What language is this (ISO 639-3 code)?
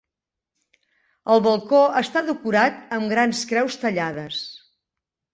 cat